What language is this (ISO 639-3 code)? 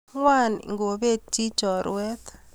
kln